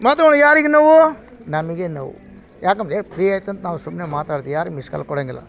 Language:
Kannada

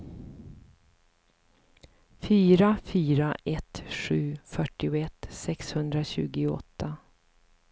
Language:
Swedish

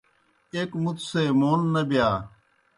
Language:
Kohistani Shina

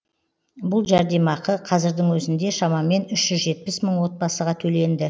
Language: Kazakh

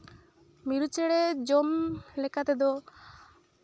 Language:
Santali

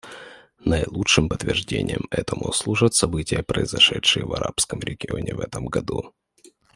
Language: Russian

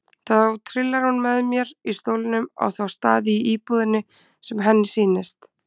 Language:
Icelandic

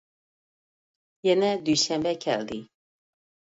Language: Uyghur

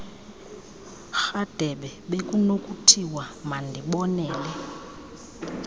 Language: Xhosa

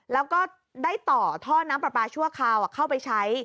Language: Thai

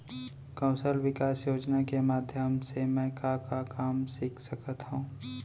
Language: Chhattisgarhi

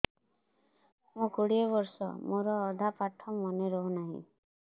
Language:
Odia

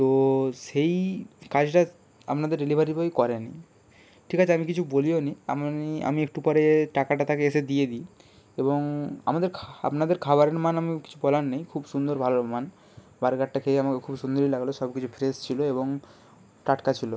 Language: Bangla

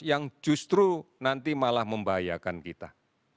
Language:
Indonesian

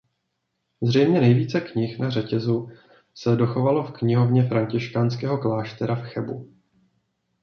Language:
Czech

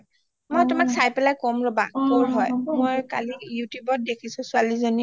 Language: Assamese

